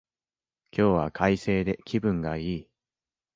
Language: Japanese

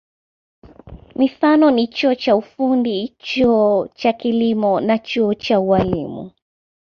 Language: Swahili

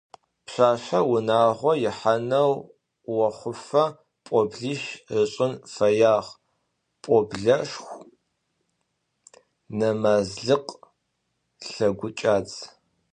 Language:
Adyghe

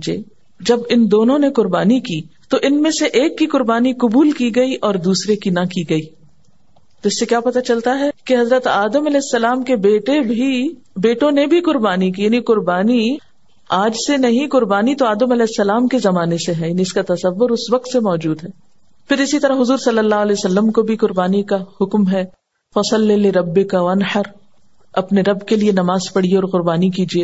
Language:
Urdu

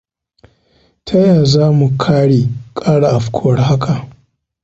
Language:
Hausa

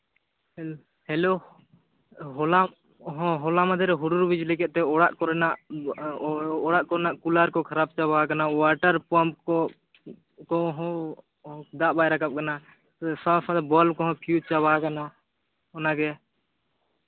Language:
Santali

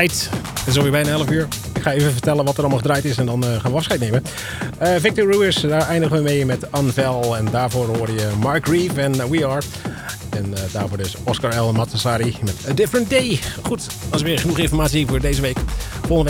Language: Dutch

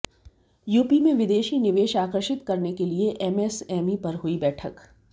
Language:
Hindi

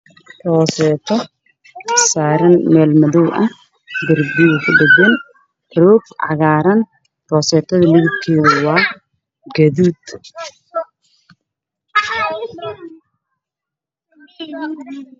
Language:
Somali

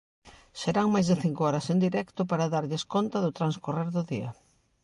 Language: Galician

